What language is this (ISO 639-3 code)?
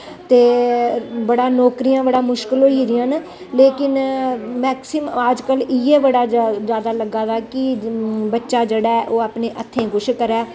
doi